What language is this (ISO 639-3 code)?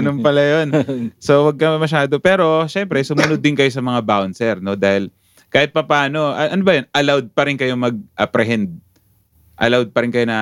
fil